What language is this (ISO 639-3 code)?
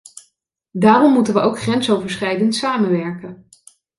nld